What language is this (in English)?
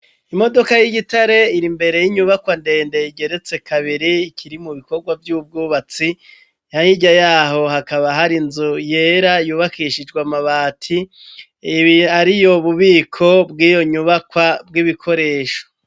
Rundi